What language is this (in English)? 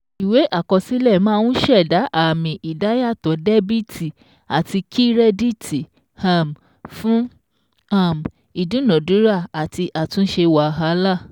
Yoruba